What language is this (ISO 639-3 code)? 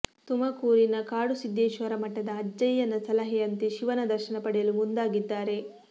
kan